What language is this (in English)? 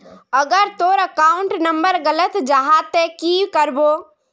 Magahi